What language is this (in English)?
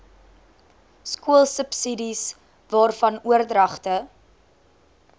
Afrikaans